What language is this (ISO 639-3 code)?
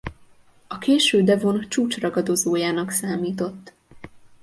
hun